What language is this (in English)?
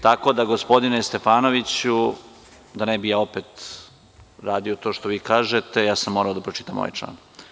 Serbian